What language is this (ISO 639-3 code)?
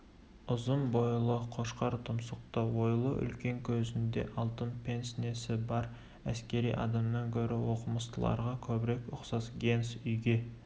kaz